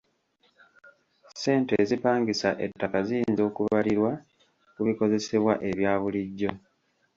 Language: Ganda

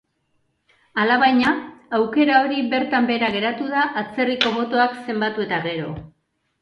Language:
Basque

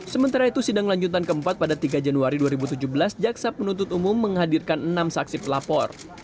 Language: Indonesian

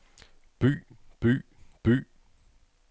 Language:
Danish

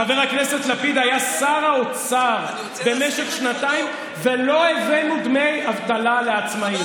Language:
Hebrew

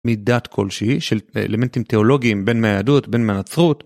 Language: Hebrew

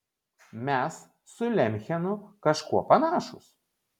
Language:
Lithuanian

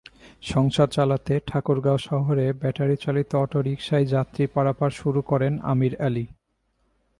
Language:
Bangla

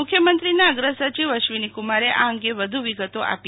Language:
Gujarati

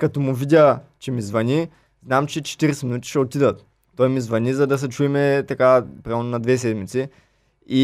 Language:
Bulgarian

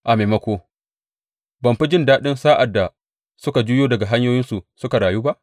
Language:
Hausa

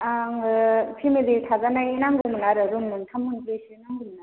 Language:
Bodo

